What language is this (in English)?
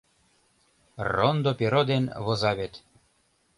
Mari